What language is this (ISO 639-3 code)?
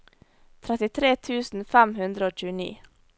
nor